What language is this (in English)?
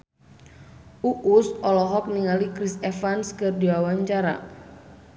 Sundanese